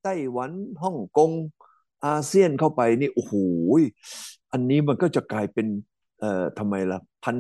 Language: Thai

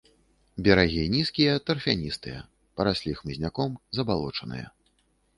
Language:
Belarusian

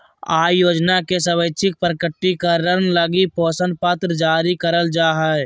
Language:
Magahi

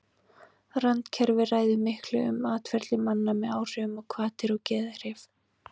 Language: Icelandic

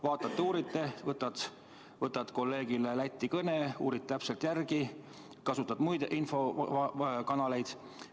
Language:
Estonian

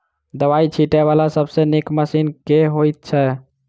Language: Maithili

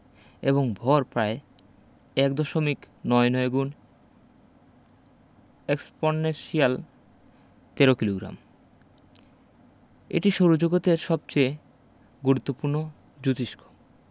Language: Bangla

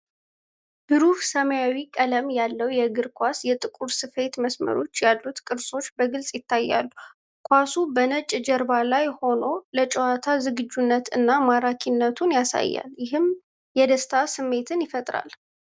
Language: Amharic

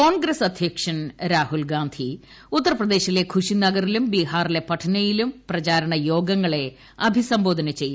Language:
Malayalam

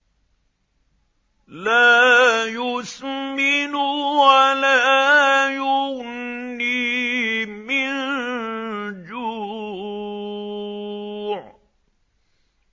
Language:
Arabic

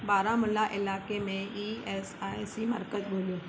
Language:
Sindhi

